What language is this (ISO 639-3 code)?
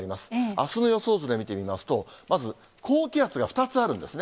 jpn